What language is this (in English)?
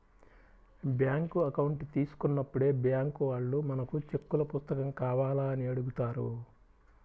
Telugu